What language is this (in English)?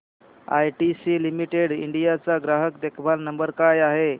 Marathi